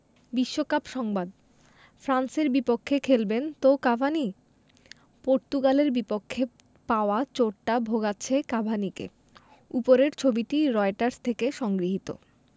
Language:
Bangla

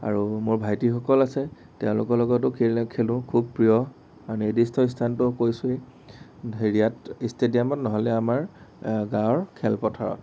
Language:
Assamese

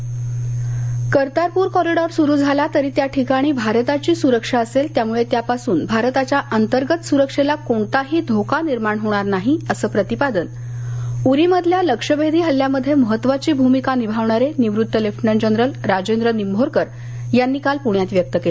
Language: Marathi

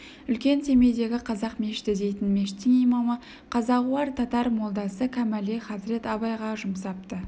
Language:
Kazakh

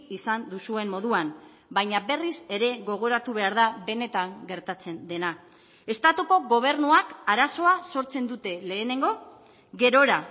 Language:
Basque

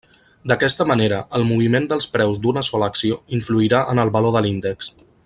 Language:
Catalan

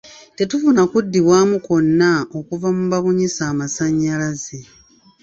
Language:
Ganda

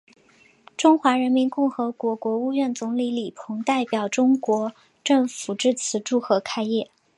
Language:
Chinese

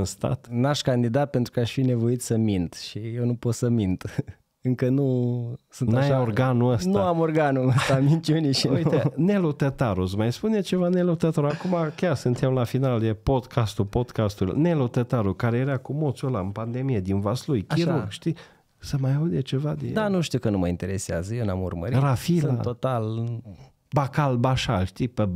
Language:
Romanian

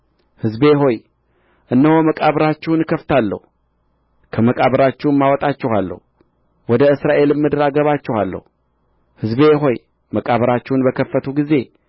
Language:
Amharic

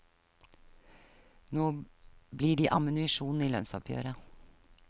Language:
Norwegian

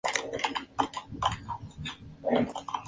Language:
Spanish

